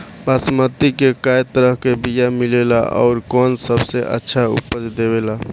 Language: Bhojpuri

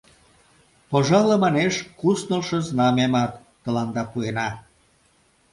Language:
Mari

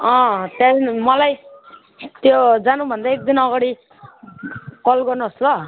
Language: Nepali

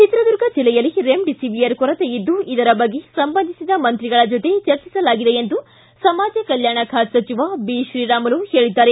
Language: Kannada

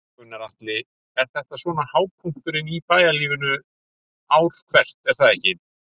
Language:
Icelandic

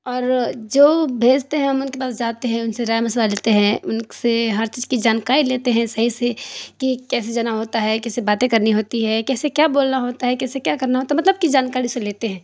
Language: Urdu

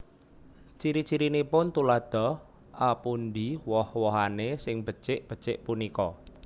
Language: Javanese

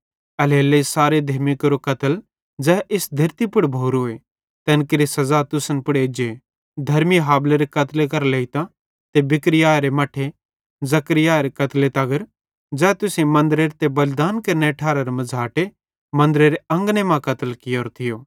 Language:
Bhadrawahi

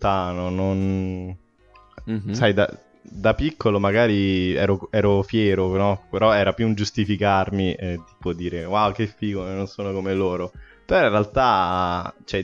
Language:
Italian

